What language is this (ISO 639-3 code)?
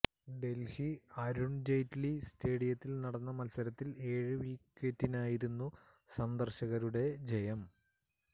mal